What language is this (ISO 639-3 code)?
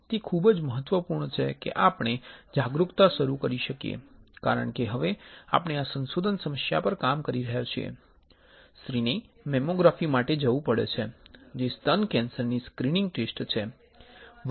guj